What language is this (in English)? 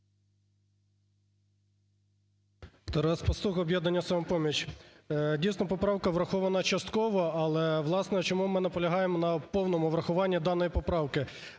Ukrainian